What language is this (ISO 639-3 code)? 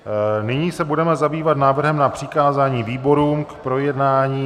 ces